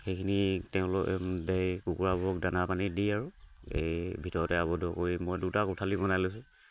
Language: Assamese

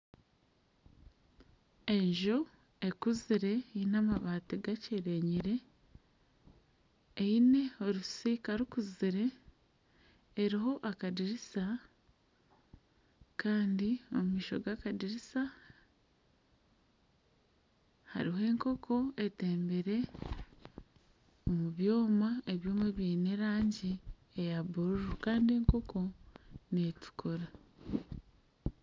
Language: Nyankole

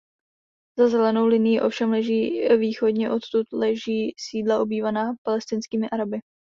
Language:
Czech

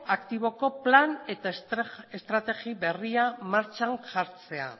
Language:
Basque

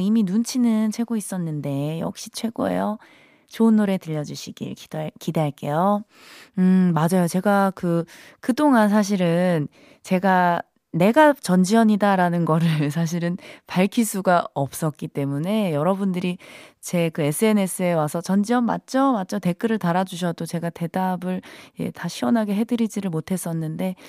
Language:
Korean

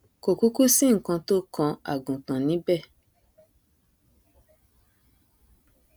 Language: Yoruba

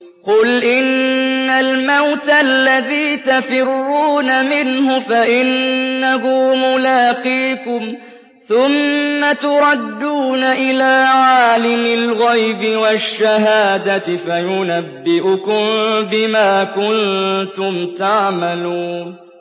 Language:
Arabic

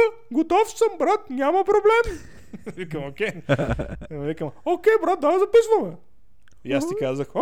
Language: Bulgarian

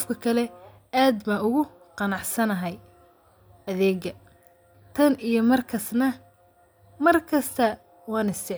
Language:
Somali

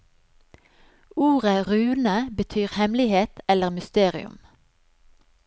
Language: Norwegian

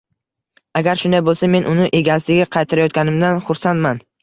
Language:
Uzbek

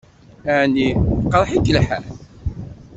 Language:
Kabyle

